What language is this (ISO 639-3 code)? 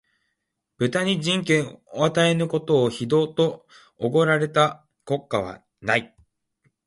jpn